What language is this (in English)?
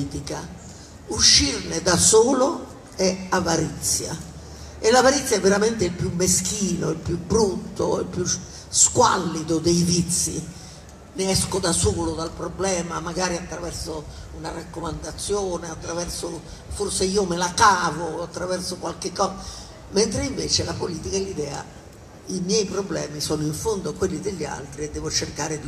Italian